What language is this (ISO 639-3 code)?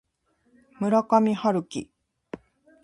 jpn